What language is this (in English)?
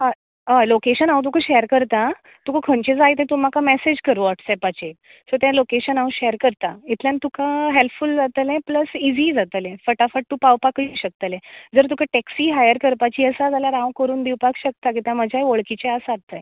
Konkani